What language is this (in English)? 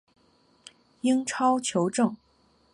Chinese